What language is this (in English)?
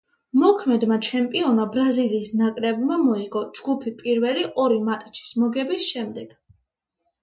Georgian